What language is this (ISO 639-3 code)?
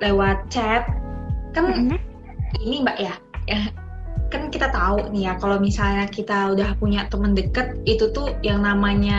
ind